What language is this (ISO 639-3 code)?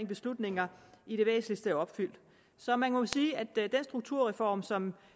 dan